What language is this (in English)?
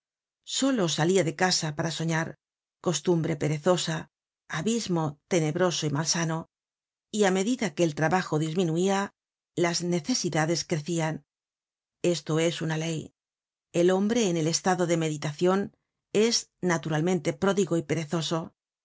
Spanish